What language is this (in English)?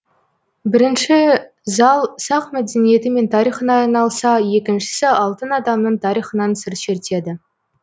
Kazakh